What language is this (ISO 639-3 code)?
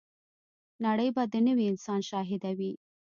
pus